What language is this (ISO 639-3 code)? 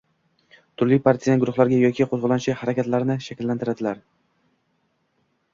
uzb